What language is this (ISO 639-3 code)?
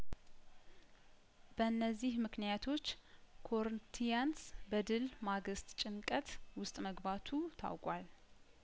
amh